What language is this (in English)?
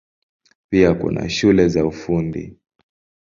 Swahili